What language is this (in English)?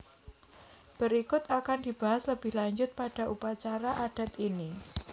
Javanese